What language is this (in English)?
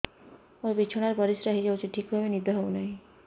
Odia